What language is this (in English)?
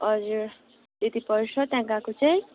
Nepali